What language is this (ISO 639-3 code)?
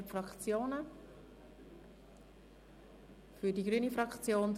gsw